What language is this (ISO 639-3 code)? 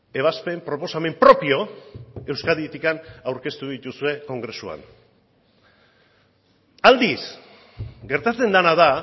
eus